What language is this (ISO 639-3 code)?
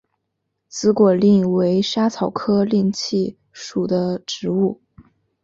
zho